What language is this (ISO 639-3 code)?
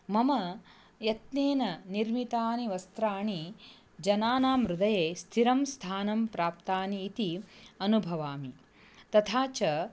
san